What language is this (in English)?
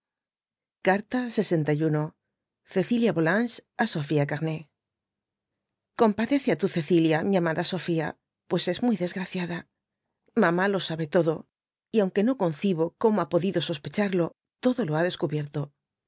Spanish